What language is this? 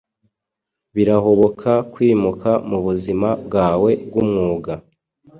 Kinyarwanda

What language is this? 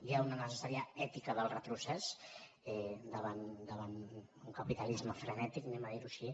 Catalan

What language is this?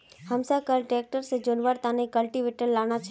Magahi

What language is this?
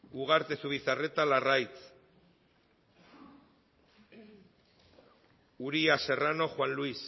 Basque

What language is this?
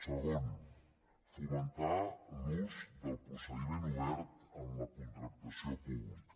Catalan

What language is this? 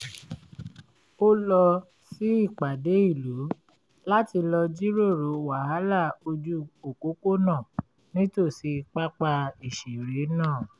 Yoruba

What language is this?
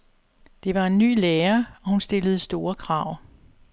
Danish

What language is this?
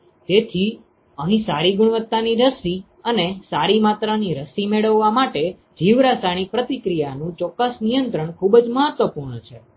Gujarati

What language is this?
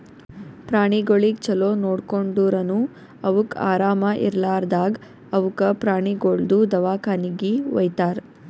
Kannada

